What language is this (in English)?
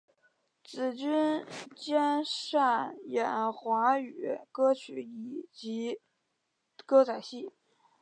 Chinese